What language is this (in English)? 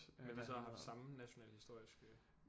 Danish